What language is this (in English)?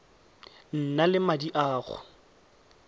Tswana